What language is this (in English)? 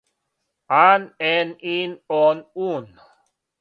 Serbian